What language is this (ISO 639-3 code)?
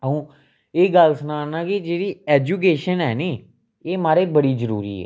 doi